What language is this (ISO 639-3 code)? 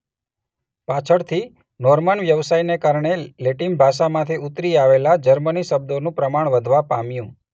guj